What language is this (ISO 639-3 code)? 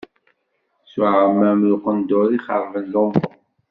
kab